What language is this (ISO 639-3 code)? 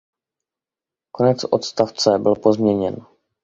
ces